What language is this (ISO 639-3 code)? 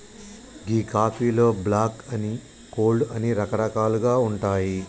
tel